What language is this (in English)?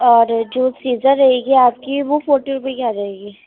Urdu